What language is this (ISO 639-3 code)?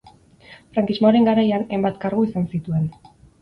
eus